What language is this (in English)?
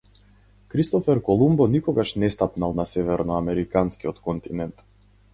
Macedonian